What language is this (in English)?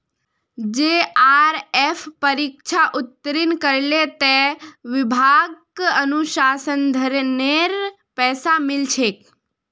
Magahi